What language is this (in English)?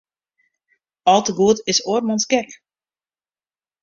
Western Frisian